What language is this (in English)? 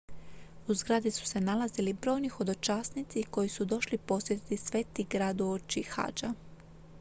Croatian